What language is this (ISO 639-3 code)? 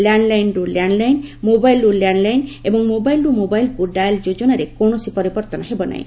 ori